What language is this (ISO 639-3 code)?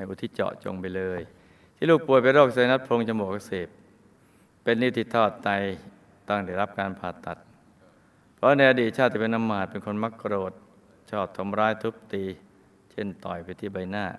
tha